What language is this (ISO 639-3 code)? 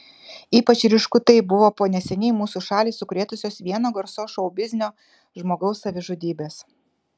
lit